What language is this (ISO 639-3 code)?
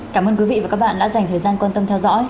vie